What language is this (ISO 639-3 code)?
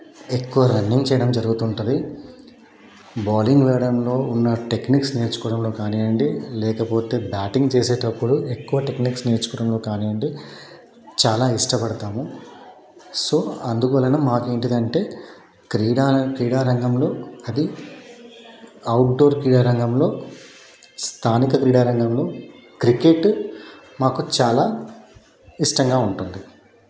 tel